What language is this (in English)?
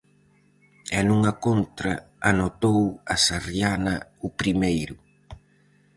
Galician